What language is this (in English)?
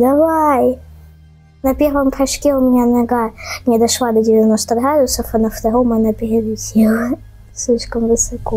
Russian